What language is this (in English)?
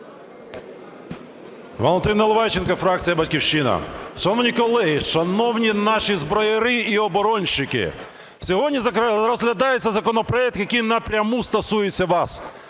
Ukrainian